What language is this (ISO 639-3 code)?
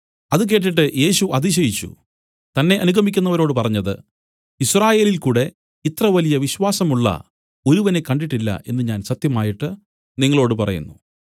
mal